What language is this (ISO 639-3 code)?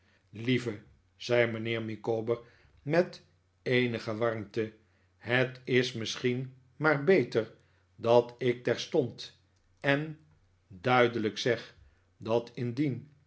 nld